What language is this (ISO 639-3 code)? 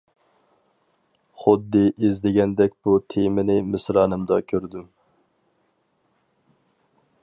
uig